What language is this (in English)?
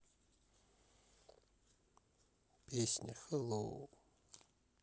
Russian